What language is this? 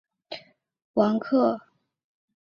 Chinese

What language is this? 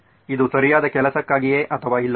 Kannada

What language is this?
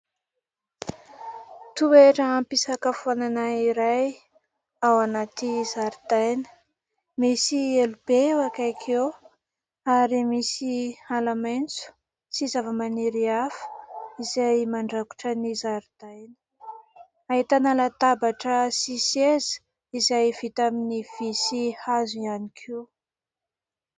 Malagasy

